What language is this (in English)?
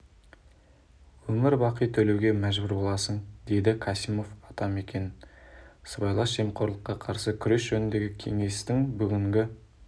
Kazakh